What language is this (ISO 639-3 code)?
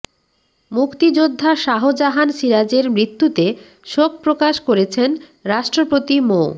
ben